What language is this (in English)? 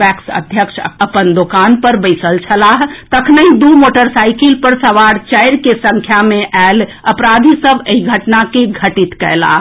Maithili